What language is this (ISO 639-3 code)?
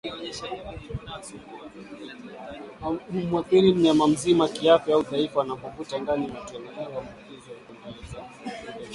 swa